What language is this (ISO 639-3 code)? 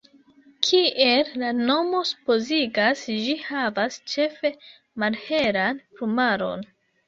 epo